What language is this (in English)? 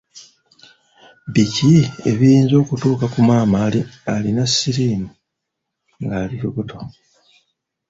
Ganda